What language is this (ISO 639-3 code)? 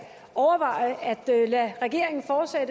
dan